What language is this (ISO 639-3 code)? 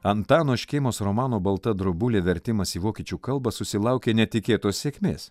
lit